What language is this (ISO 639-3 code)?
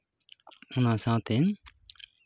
sat